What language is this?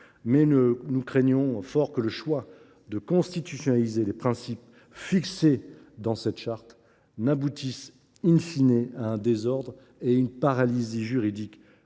French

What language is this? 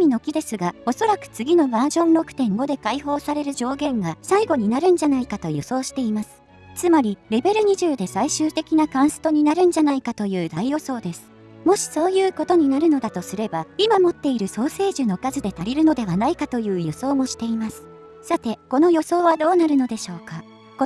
Japanese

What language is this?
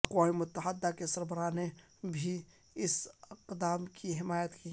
Urdu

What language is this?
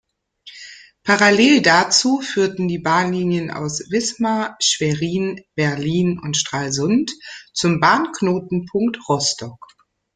German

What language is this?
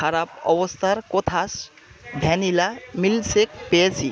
Bangla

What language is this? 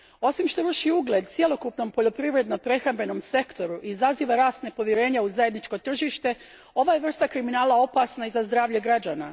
Croatian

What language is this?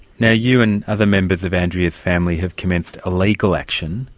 English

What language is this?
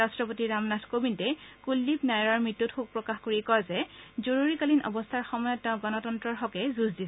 Assamese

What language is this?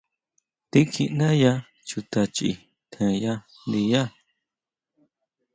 Huautla Mazatec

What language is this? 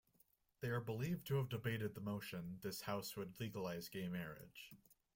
English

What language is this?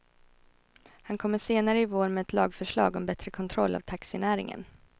Swedish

